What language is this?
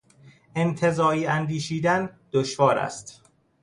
Persian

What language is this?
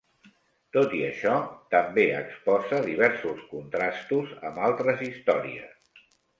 Catalan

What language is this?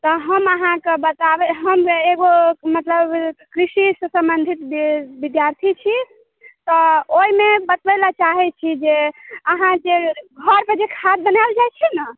Maithili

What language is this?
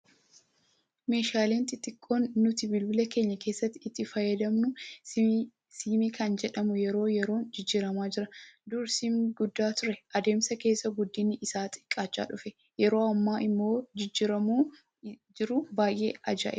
Oromo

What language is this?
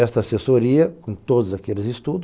Portuguese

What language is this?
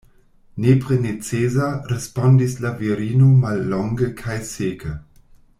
Esperanto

